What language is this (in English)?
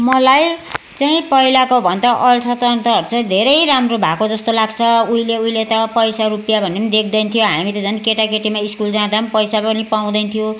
Nepali